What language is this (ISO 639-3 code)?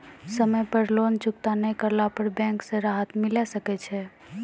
mai